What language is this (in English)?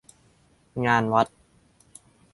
Thai